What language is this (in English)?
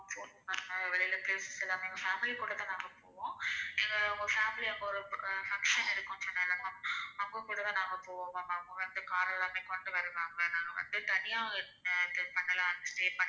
Tamil